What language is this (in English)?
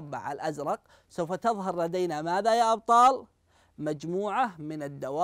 Arabic